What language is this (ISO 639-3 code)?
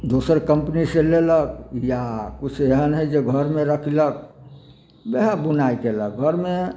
mai